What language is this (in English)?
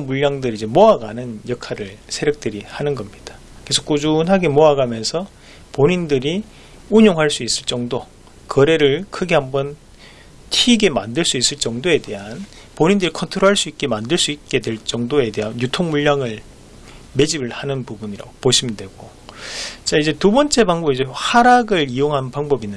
Korean